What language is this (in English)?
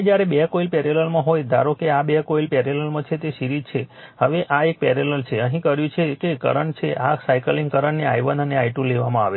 Gujarati